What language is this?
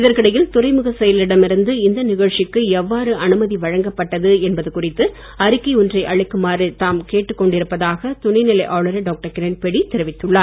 Tamil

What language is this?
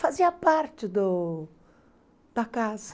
Portuguese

